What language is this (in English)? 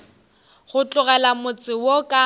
Northern Sotho